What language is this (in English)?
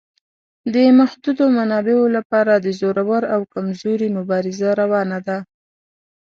Pashto